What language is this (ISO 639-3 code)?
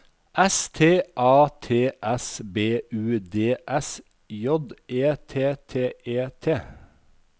nor